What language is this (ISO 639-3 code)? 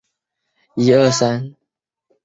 zho